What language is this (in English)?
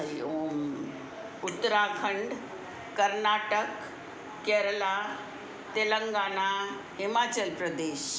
Sindhi